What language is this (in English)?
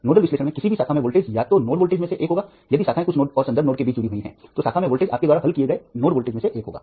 Hindi